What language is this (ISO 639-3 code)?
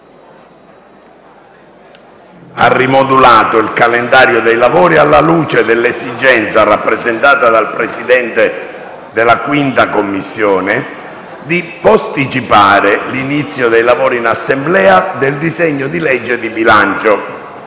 ita